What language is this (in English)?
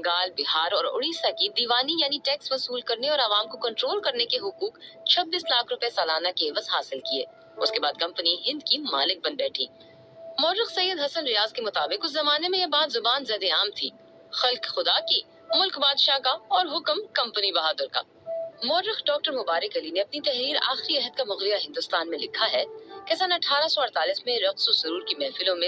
Urdu